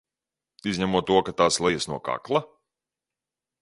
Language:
Latvian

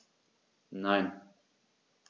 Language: German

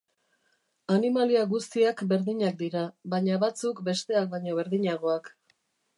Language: Basque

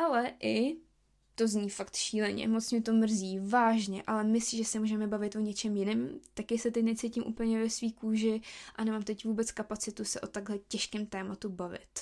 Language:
Czech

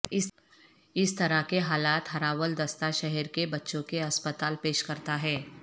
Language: Urdu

